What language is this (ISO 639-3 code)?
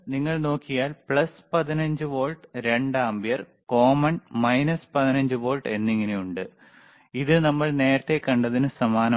mal